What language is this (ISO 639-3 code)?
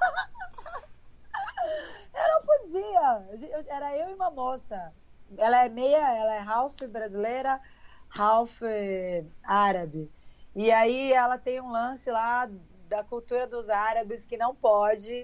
por